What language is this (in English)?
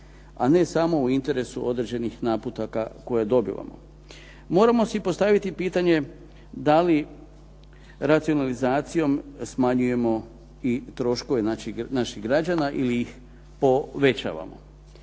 Croatian